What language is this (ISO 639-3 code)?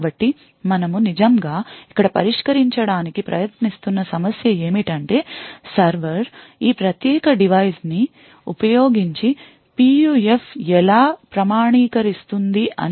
tel